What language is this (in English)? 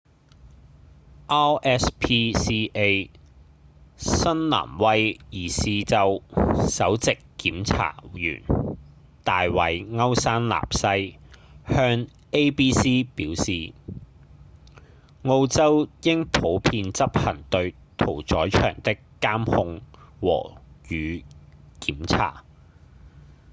Cantonese